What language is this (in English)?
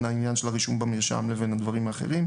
Hebrew